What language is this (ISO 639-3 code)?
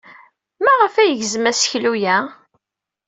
kab